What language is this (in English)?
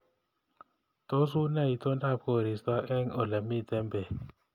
Kalenjin